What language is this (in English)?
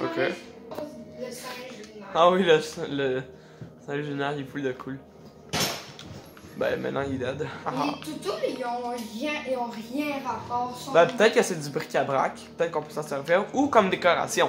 French